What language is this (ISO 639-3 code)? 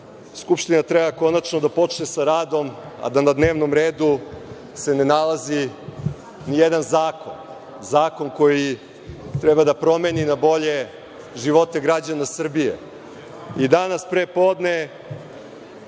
srp